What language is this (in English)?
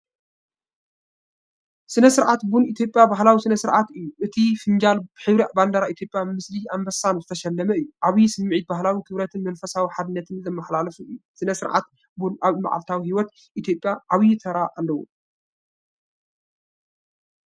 Tigrinya